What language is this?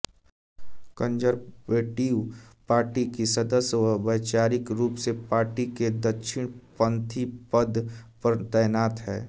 Hindi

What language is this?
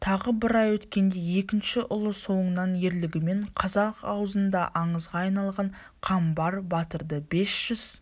Kazakh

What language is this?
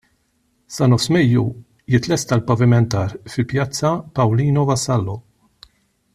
Maltese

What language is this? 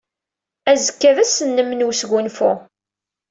Kabyle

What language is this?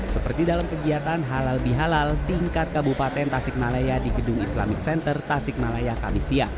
Indonesian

